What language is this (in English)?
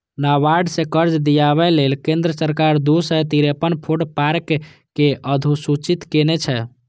Maithili